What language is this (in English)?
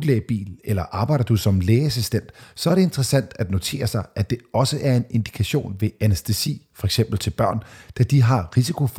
Danish